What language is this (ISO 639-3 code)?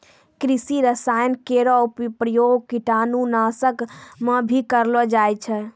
mai